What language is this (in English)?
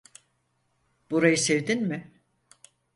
Turkish